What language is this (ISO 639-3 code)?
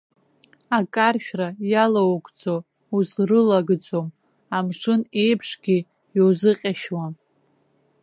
abk